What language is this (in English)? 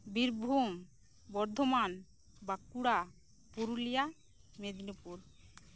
Santali